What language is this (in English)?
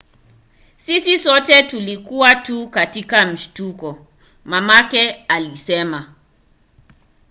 Swahili